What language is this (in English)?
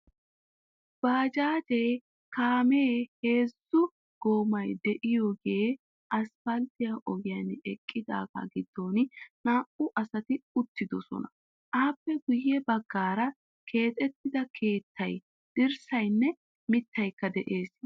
Wolaytta